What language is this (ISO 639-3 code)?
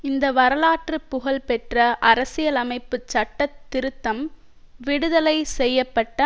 tam